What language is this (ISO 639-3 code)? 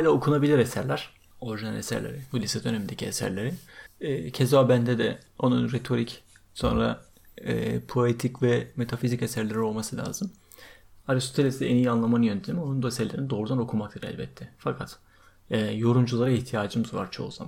tur